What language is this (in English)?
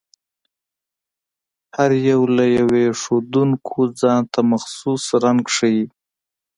Pashto